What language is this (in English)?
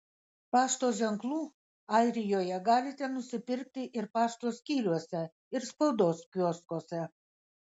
Lithuanian